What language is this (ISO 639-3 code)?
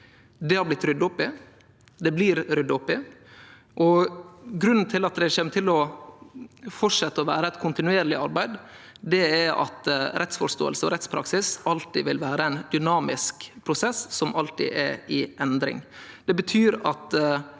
nor